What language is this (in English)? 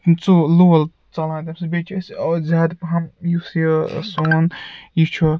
Kashmiri